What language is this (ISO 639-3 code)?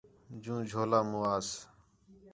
xhe